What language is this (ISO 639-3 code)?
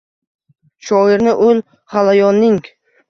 uzb